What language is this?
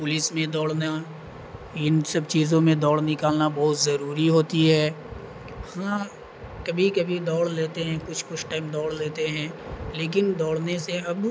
Urdu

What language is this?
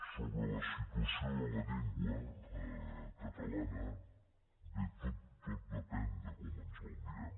Catalan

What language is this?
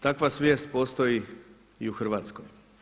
Croatian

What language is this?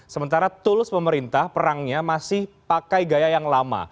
Indonesian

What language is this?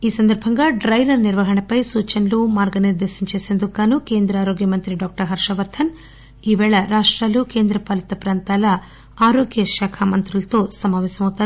Telugu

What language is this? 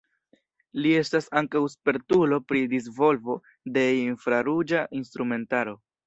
Esperanto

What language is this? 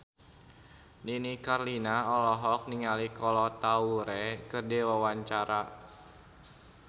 Sundanese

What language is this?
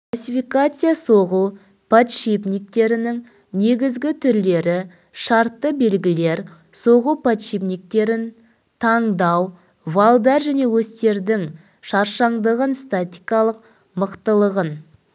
Kazakh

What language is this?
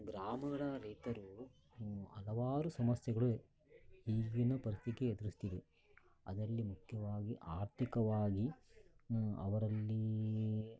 Kannada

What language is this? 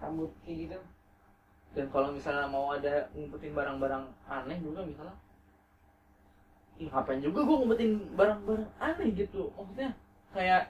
Indonesian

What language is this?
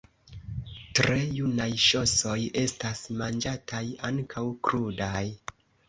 Esperanto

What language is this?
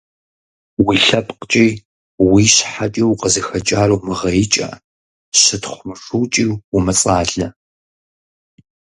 Kabardian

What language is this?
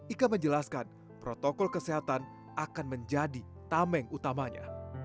Indonesian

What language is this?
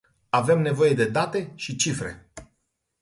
Romanian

